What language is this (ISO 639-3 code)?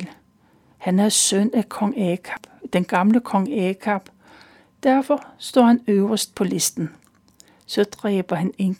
dan